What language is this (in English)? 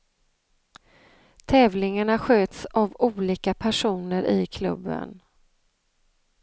Swedish